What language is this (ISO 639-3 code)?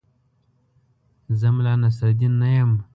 pus